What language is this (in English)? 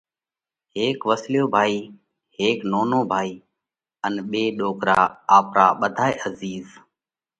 Parkari Koli